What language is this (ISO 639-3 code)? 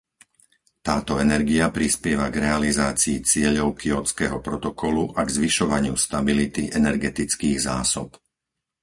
slk